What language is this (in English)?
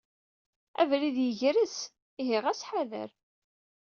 Kabyle